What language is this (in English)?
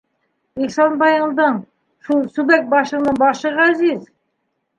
Bashkir